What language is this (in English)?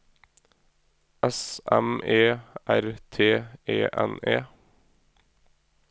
Norwegian